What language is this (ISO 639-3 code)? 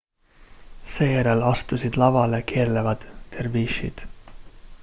est